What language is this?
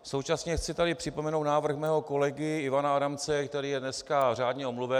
Czech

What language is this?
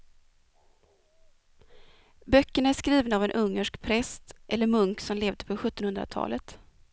Swedish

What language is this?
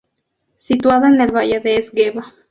Spanish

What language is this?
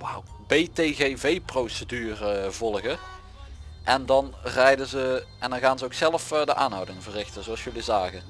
Dutch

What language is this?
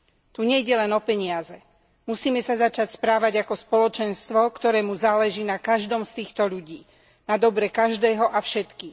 Slovak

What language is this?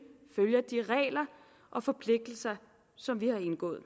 Danish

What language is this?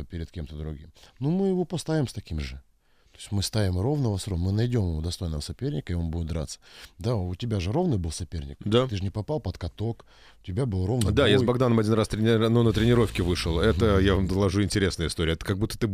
Russian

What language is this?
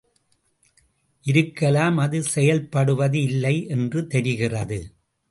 Tamil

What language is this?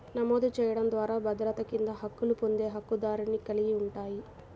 Telugu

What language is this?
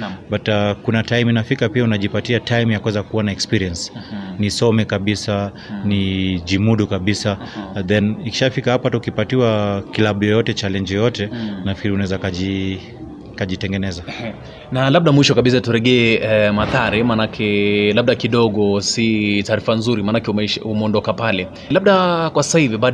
Swahili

